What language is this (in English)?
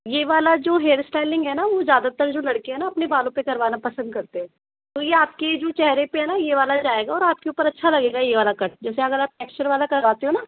Hindi